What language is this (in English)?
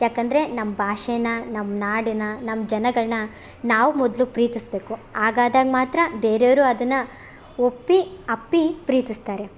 Kannada